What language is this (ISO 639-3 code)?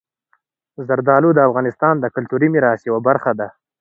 pus